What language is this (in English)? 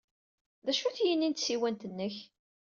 Kabyle